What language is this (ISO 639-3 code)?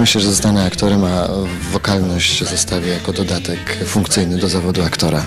pol